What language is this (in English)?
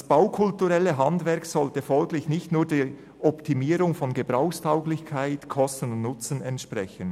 Swiss German